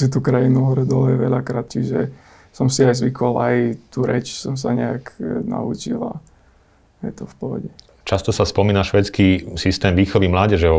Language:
Slovak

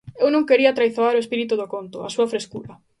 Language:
Galician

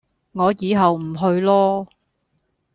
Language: Cantonese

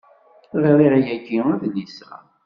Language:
Kabyle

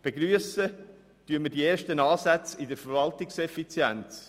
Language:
Swiss German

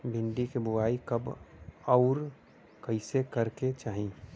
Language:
Bhojpuri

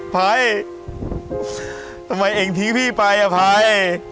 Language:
Thai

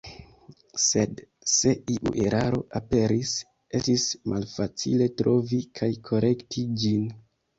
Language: Esperanto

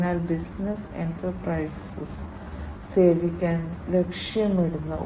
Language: Malayalam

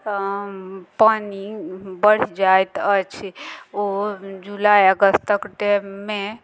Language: Maithili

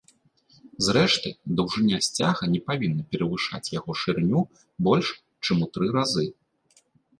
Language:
Belarusian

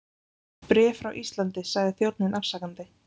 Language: Icelandic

